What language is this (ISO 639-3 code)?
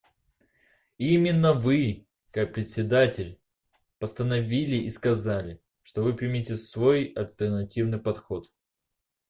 rus